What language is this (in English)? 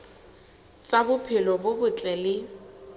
Southern Sotho